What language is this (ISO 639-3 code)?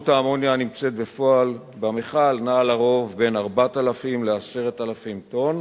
heb